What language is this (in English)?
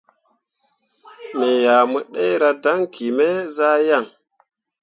Mundang